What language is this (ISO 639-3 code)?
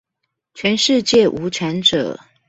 zho